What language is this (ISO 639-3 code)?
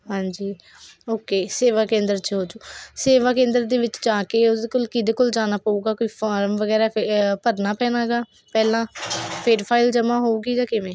pan